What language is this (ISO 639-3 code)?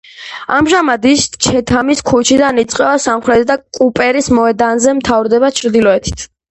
kat